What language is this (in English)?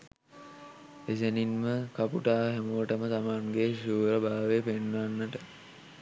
Sinhala